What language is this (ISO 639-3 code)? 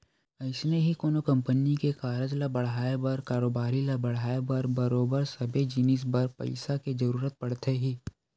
hne